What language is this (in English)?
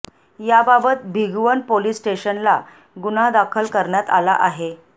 Marathi